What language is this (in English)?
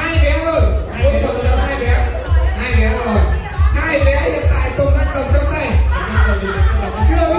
Vietnamese